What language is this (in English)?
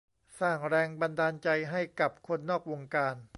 Thai